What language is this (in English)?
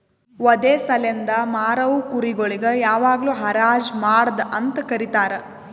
Kannada